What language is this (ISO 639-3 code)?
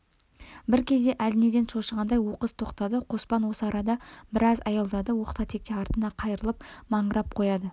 kaz